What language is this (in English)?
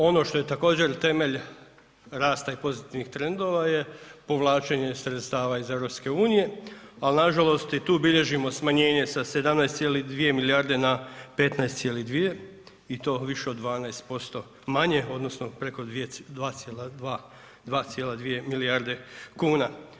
Croatian